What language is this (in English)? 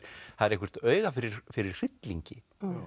Icelandic